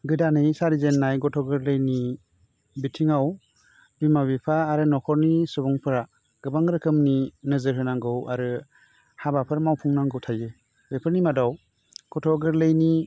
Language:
Bodo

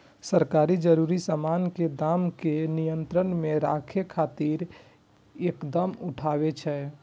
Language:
Maithili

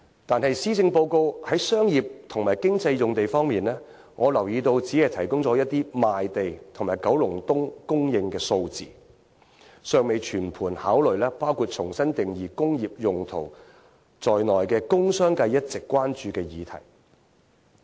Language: Cantonese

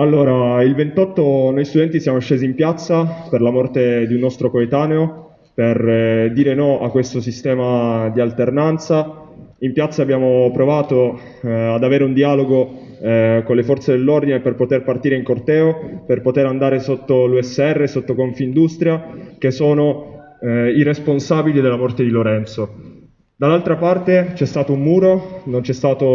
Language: Italian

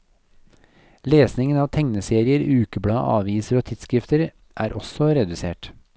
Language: Norwegian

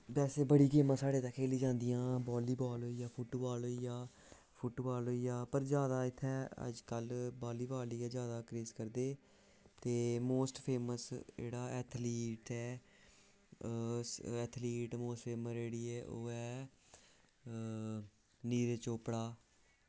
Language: Dogri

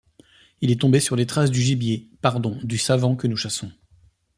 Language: French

